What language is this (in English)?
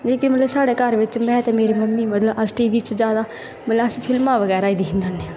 Dogri